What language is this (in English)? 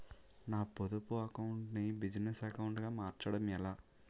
Telugu